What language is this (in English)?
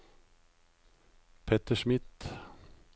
Norwegian